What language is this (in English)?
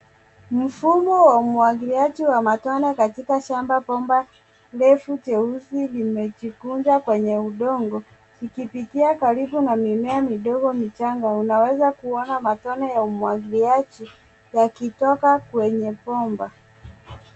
Swahili